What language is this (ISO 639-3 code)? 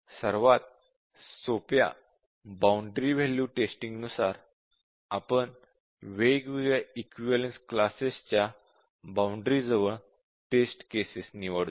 mar